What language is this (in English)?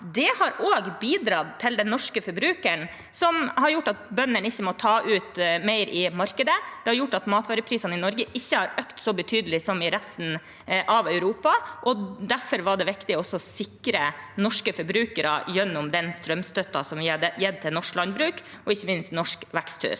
Norwegian